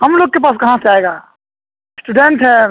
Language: Urdu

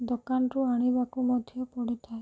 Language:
Odia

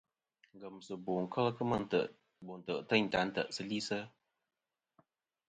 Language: Kom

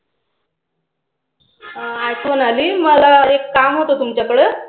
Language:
Marathi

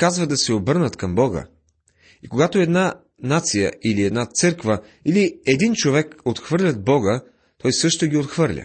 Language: Bulgarian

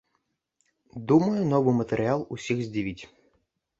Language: Belarusian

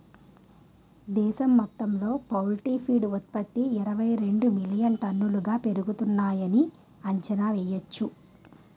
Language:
Telugu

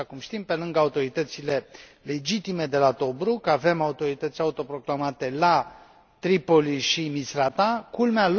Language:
Romanian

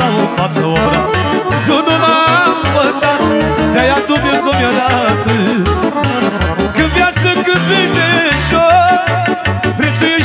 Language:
Romanian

